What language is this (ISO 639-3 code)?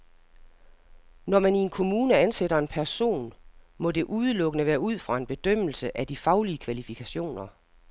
dan